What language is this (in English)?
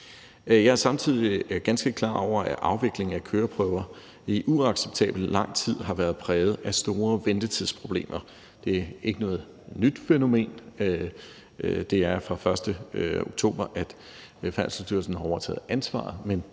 Danish